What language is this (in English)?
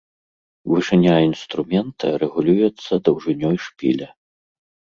Belarusian